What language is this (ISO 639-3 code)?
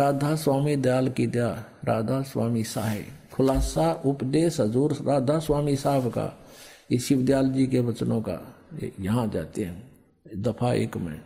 hin